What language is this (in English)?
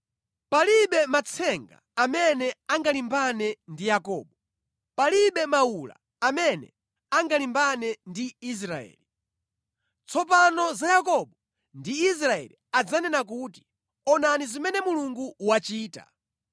Nyanja